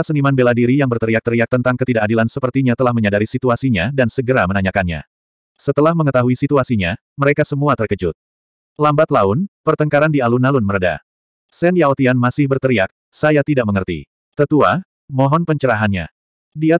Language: Indonesian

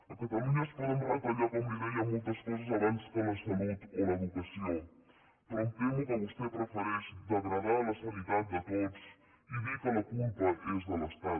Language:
Catalan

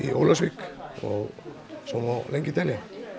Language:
Icelandic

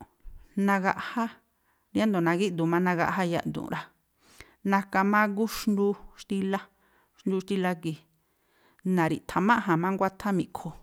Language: Tlacoapa Me'phaa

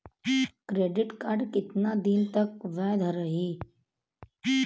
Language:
Bhojpuri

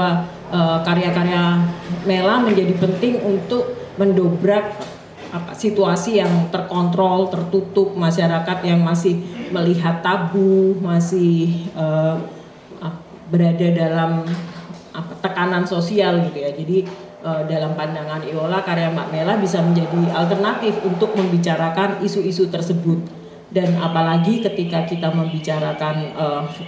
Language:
Indonesian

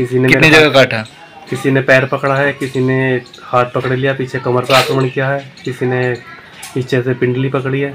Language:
Hindi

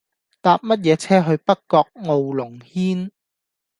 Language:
Cantonese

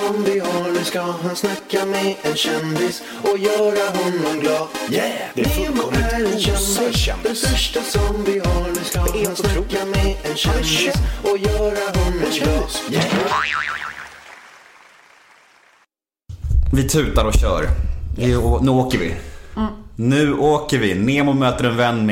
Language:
Swedish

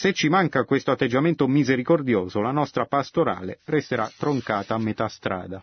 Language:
Italian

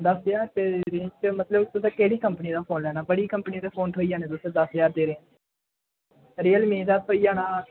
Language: Dogri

